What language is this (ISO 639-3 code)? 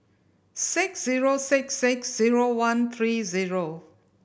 eng